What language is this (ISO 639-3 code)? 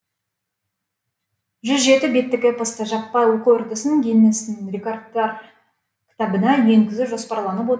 kaz